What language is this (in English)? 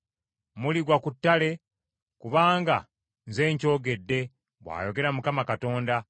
Ganda